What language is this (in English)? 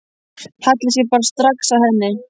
Icelandic